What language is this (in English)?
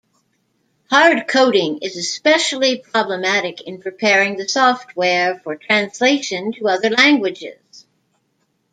English